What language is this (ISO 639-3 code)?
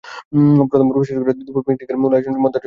ben